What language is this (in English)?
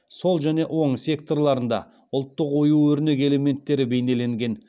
Kazakh